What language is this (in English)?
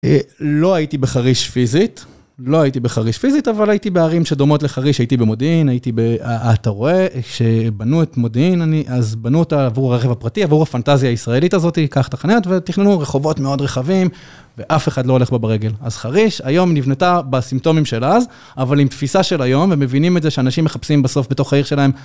Hebrew